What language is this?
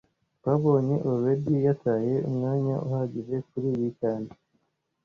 Kinyarwanda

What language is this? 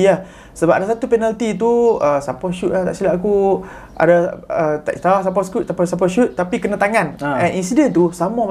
Malay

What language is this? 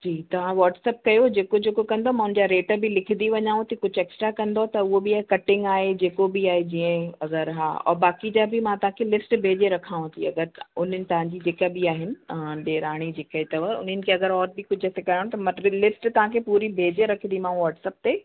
Sindhi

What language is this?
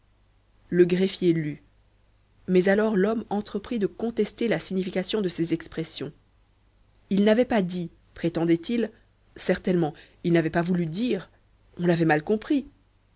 French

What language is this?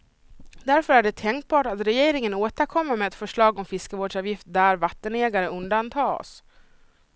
Swedish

